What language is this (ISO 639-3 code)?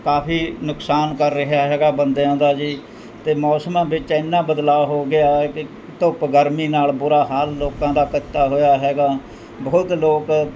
pan